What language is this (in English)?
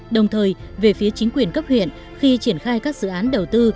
Vietnamese